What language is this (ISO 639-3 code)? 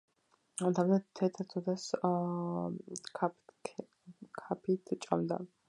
kat